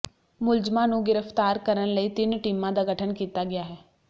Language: Punjabi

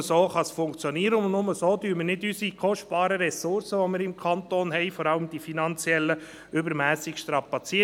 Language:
Swiss German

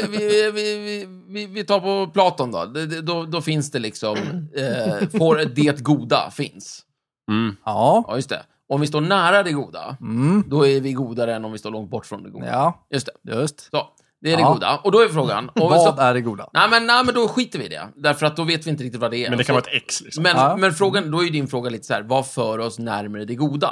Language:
Swedish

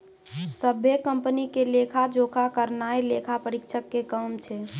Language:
Maithili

